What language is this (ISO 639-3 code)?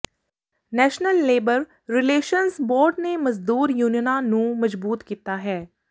pan